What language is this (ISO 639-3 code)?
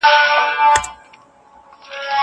pus